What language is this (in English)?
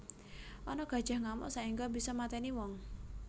Javanese